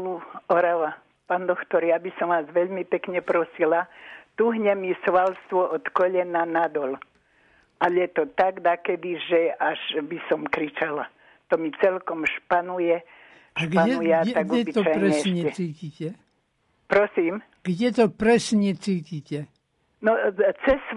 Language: Slovak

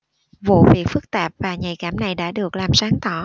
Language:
Vietnamese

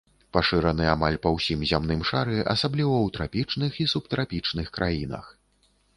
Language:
Belarusian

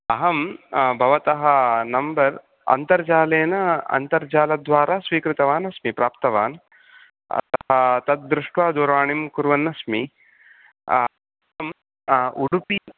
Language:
Sanskrit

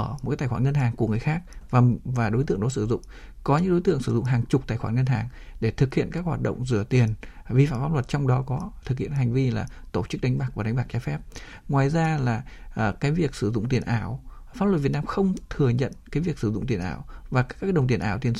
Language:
Vietnamese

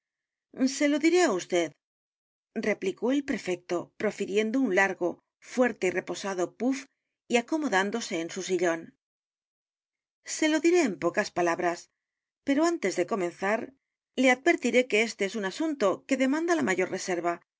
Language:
Spanish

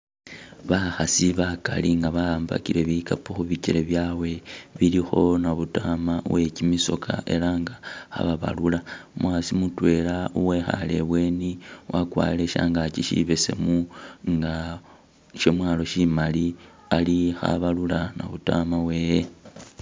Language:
Masaaba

